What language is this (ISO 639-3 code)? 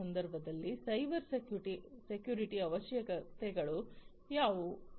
kan